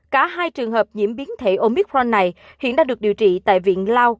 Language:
Vietnamese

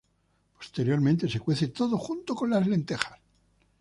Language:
Spanish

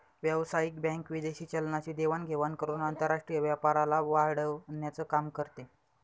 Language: Marathi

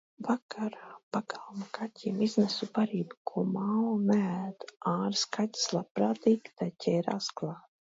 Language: Latvian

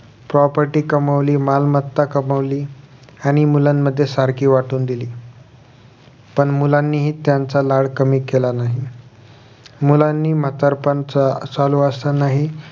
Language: Marathi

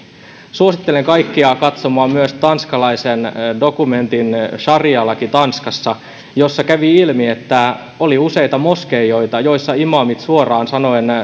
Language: Finnish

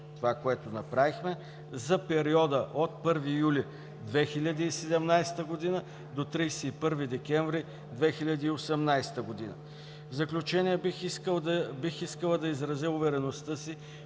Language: Bulgarian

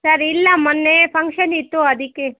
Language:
Kannada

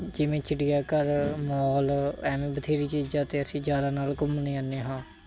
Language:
Punjabi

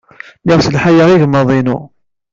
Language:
Kabyle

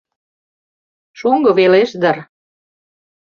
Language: Mari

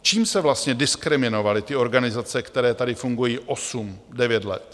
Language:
Czech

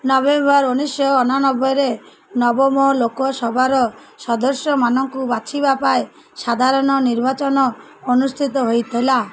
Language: Odia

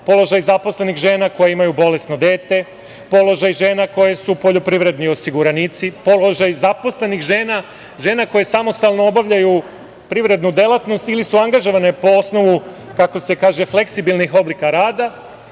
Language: Serbian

